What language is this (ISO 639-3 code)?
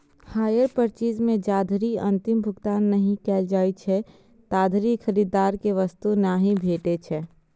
mai